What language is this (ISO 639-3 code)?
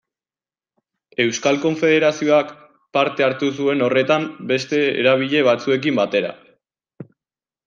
eus